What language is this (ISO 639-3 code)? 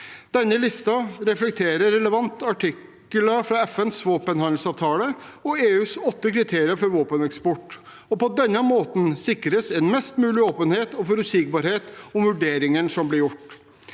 nor